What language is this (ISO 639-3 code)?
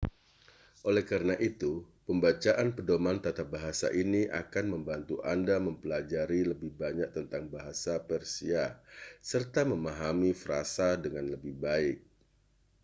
ind